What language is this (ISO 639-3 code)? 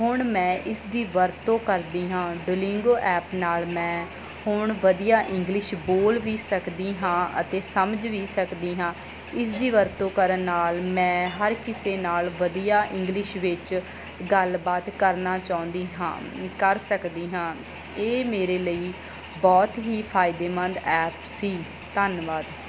pan